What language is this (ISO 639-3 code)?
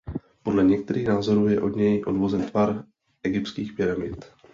ces